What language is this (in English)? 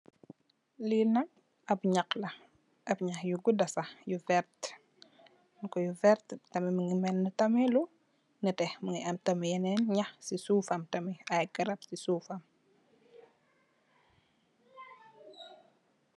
Wolof